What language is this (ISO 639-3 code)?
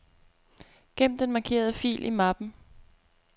dan